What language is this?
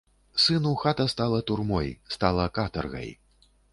Belarusian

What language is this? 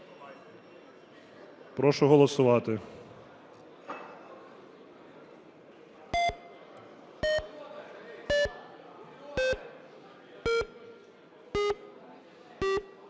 Ukrainian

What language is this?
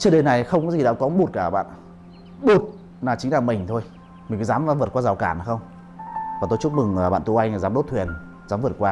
Vietnamese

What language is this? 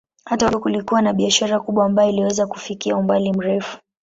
Swahili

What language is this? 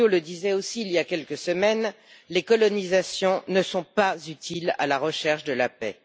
French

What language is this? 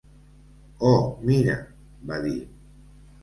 Catalan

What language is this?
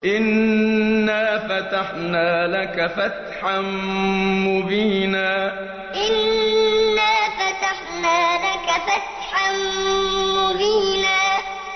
Arabic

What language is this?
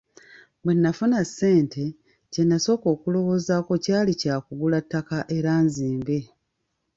Ganda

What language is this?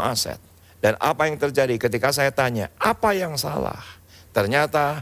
Indonesian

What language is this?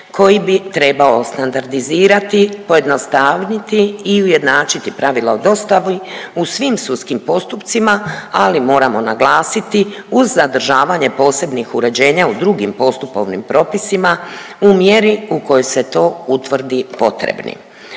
Croatian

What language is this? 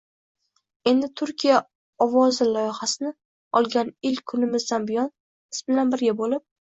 Uzbek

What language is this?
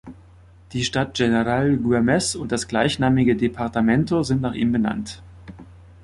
German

